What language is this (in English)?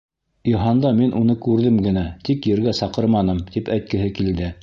Bashkir